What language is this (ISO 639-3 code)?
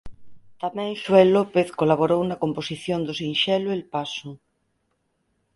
glg